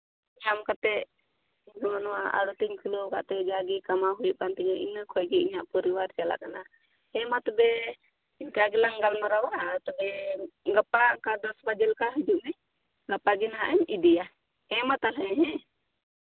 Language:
Santali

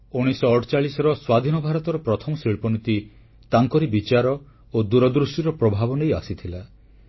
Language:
Odia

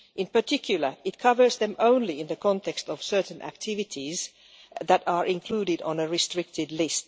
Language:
English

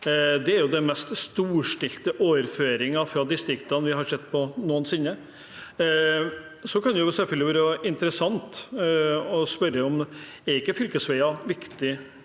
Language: Norwegian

